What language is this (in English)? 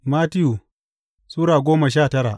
Hausa